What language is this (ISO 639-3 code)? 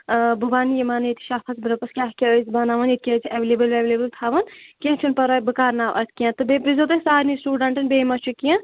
kas